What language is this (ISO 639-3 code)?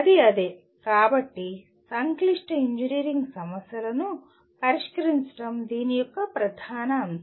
tel